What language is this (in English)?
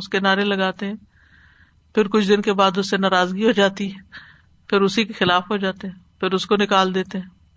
Urdu